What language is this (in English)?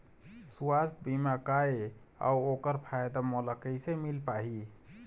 Chhattisgarhi